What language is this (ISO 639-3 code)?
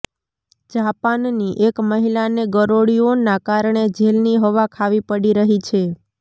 guj